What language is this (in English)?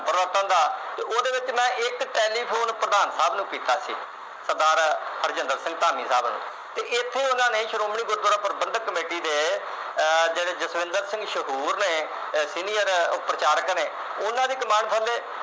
Punjabi